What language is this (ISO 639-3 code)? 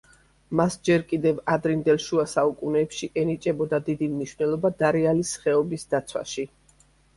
kat